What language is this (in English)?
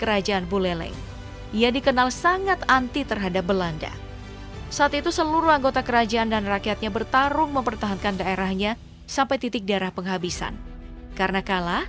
Indonesian